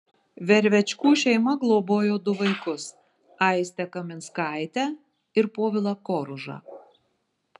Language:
Lithuanian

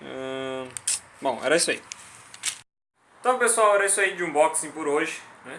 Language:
Portuguese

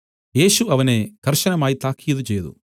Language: Malayalam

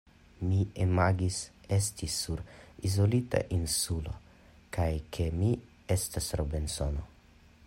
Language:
Esperanto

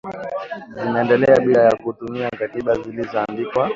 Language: Swahili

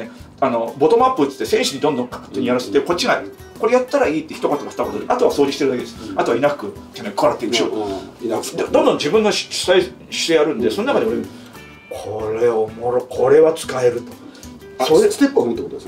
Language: Japanese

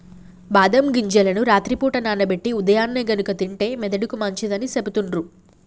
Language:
Telugu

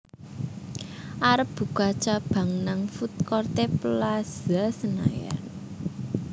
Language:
Javanese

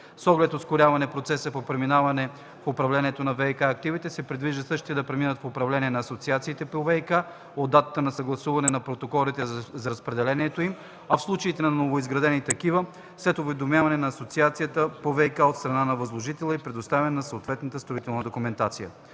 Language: Bulgarian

